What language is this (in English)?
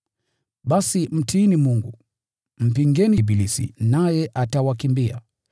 Swahili